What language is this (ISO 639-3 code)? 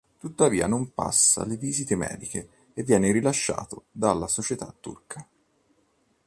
ita